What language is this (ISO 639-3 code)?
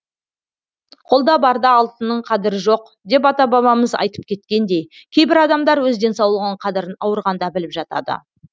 kaz